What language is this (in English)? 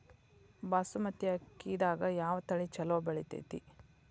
Kannada